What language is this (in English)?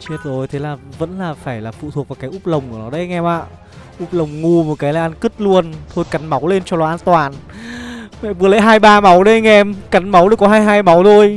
Vietnamese